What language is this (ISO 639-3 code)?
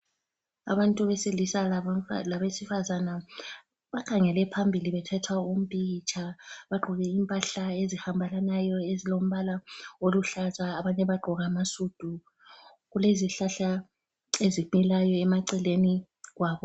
nde